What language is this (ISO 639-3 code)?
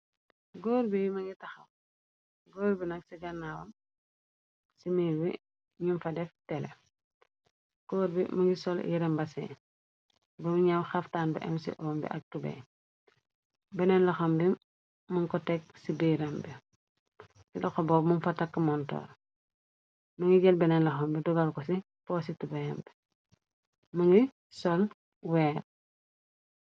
wol